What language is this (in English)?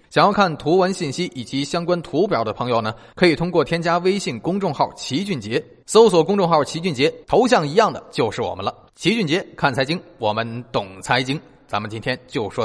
Chinese